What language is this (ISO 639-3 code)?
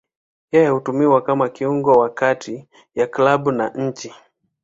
swa